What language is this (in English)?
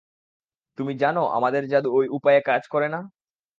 Bangla